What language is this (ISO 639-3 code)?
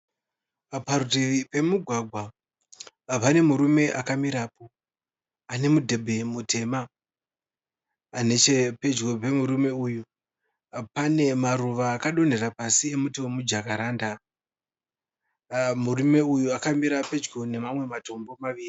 sna